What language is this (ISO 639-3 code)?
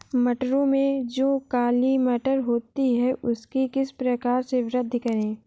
hin